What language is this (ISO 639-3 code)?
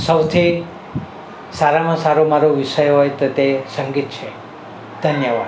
guj